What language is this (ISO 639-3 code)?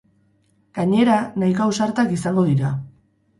eus